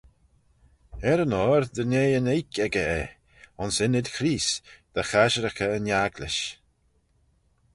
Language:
Manx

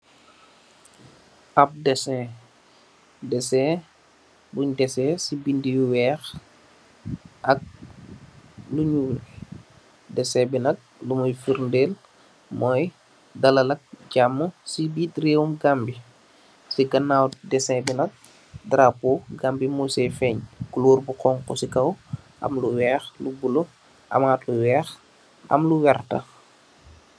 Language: Wolof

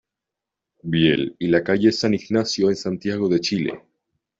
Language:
Spanish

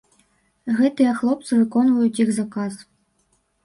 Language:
Belarusian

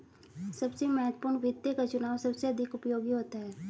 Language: Hindi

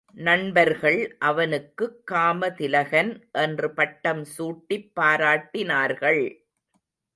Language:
Tamil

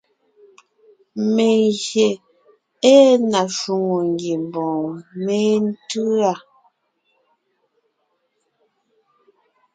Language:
Ngiemboon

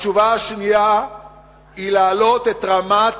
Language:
Hebrew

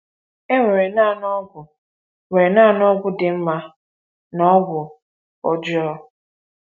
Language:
Igbo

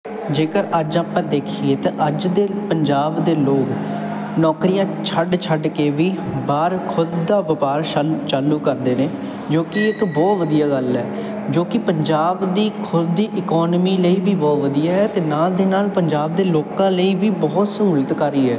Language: Punjabi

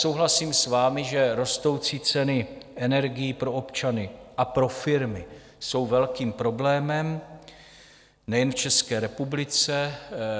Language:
Czech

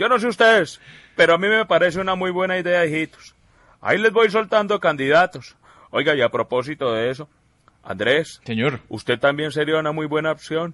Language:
Spanish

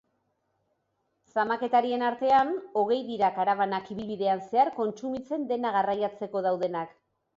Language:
Basque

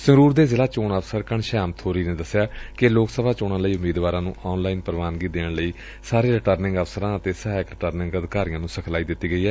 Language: Punjabi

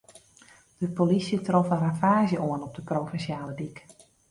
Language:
Western Frisian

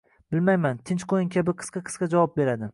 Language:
Uzbek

